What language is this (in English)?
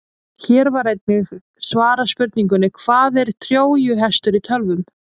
Icelandic